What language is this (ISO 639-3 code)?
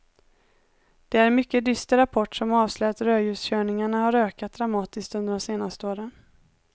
swe